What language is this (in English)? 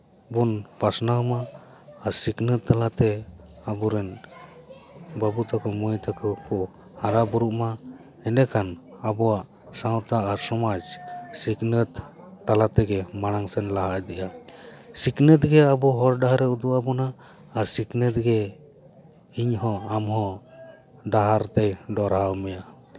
Santali